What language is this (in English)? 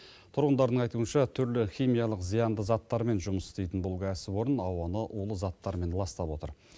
Kazakh